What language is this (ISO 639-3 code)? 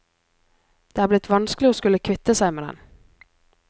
nor